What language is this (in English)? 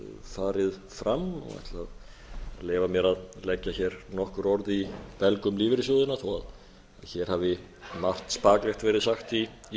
Icelandic